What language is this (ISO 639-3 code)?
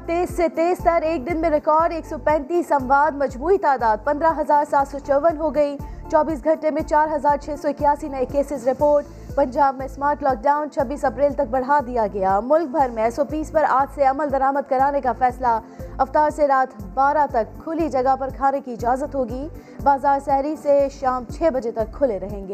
urd